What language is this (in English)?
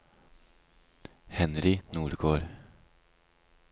Norwegian